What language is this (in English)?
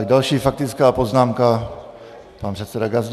Czech